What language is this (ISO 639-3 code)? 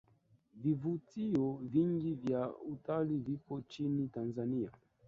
swa